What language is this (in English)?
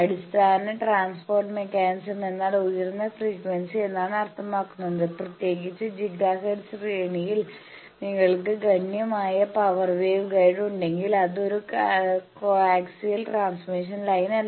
Malayalam